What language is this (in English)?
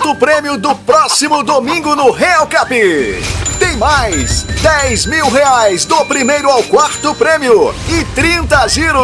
Portuguese